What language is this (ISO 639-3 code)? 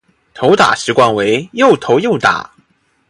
zho